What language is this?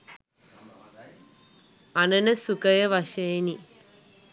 Sinhala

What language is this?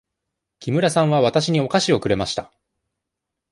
Japanese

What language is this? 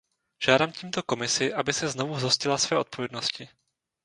Czech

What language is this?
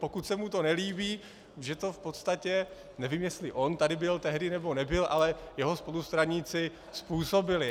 Czech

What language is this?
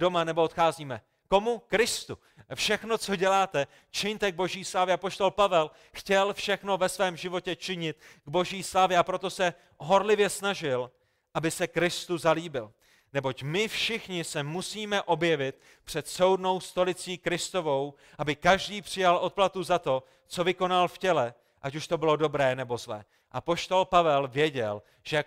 Czech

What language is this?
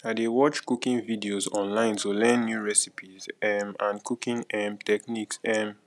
Nigerian Pidgin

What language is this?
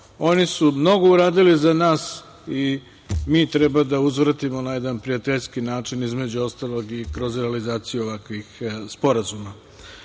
Serbian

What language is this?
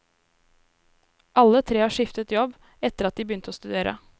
Norwegian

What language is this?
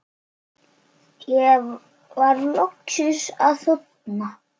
Icelandic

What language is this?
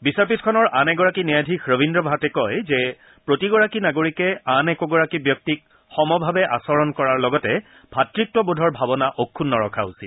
Assamese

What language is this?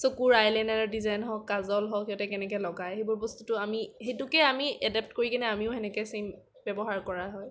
Assamese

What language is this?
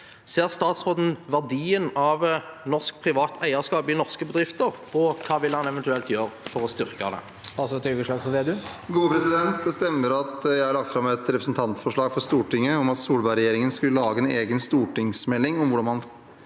Norwegian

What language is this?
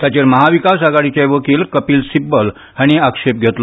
Konkani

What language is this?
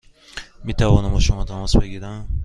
Persian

